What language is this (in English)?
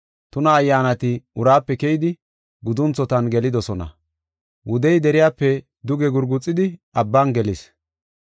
Gofa